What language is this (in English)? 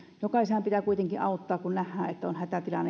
Finnish